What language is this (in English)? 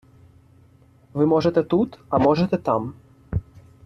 Ukrainian